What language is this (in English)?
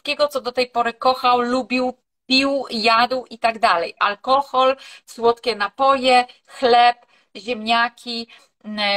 Polish